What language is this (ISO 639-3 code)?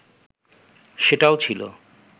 ben